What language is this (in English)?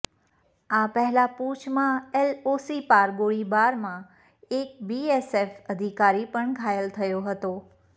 Gujarati